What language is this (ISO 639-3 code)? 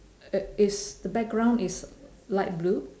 eng